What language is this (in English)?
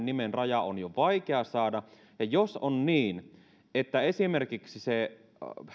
Finnish